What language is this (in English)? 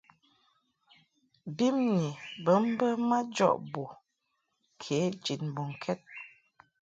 Mungaka